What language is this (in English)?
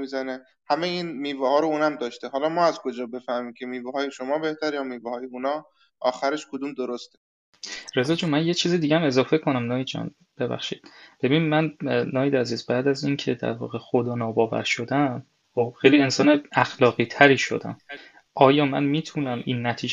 Persian